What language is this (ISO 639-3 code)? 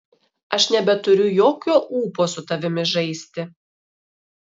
lit